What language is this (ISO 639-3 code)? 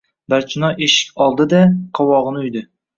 uzb